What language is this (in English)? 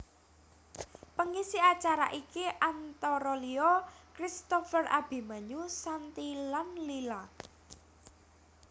Javanese